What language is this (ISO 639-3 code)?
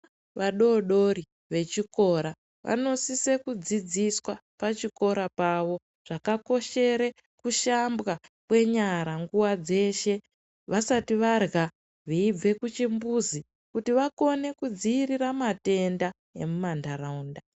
ndc